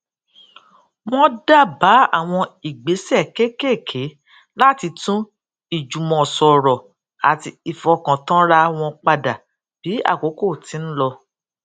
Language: Yoruba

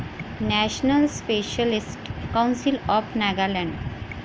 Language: Marathi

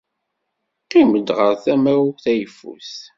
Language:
Kabyle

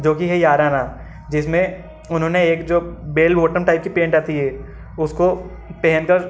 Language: Hindi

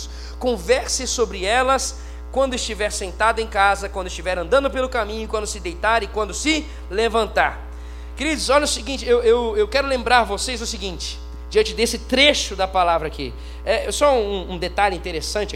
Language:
Portuguese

